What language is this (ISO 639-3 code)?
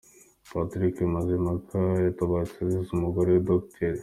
kin